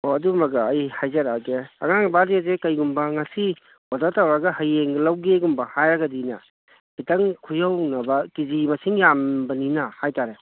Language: Manipuri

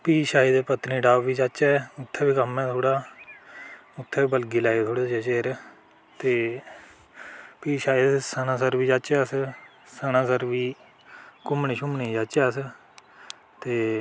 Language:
Dogri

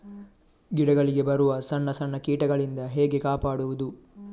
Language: Kannada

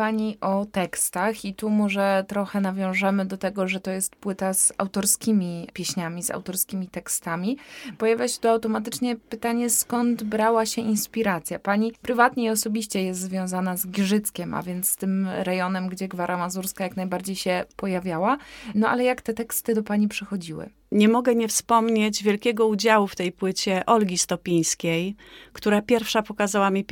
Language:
Polish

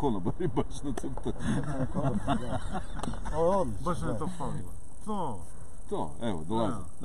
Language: Croatian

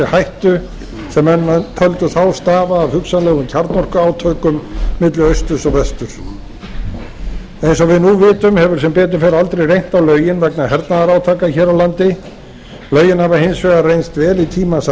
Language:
Icelandic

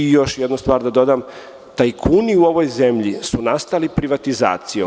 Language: Serbian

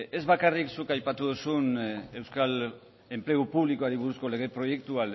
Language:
Basque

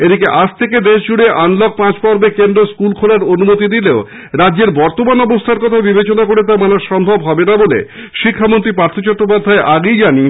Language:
Bangla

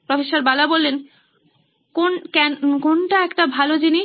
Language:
Bangla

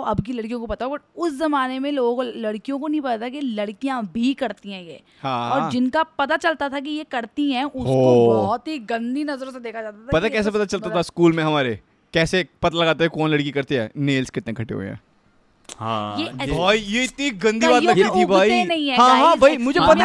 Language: Hindi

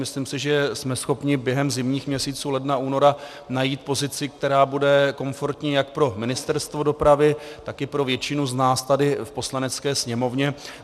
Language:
Czech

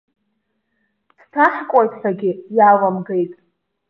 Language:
Abkhazian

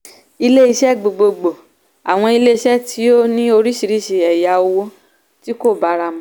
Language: Yoruba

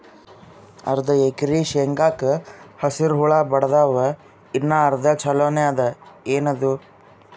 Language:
Kannada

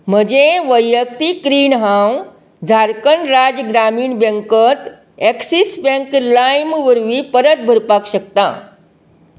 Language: Konkani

